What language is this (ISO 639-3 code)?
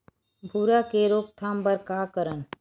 hne